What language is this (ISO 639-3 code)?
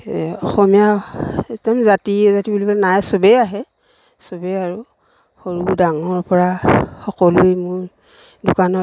asm